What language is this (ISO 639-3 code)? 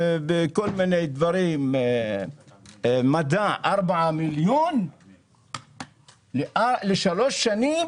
heb